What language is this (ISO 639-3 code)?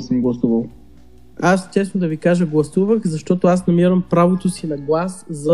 bul